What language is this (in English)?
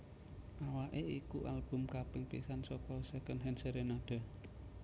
Javanese